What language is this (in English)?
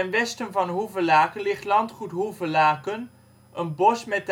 Dutch